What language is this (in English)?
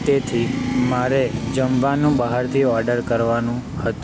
Gujarati